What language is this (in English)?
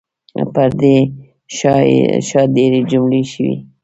Pashto